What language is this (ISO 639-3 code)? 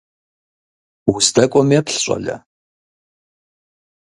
kbd